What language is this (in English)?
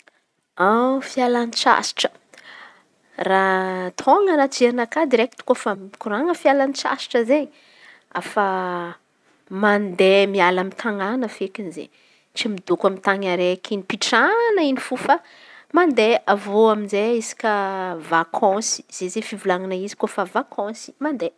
Antankarana Malagasy